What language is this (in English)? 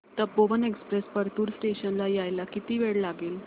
Marathi